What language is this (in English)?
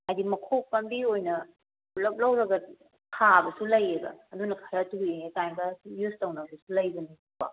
Manipuri